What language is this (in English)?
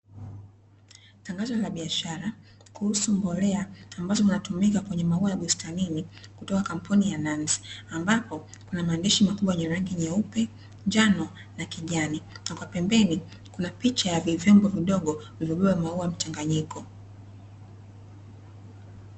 Swahili